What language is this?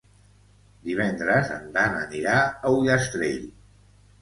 Catalan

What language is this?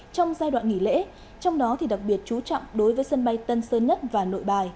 Vietnamese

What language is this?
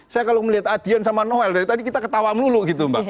Indonesian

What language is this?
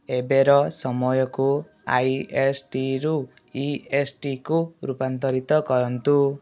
Odia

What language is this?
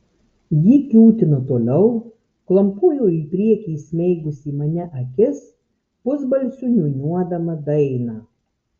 Lithuanian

